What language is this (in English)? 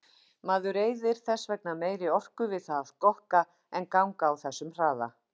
Icelandic